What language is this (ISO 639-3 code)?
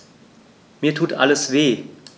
deu